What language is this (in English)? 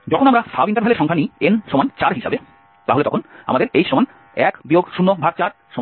Bangla